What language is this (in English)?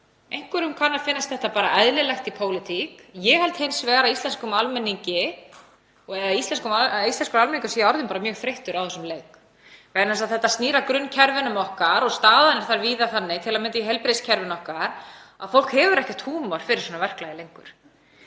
Icelandic